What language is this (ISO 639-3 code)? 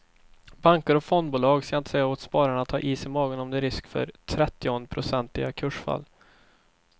swe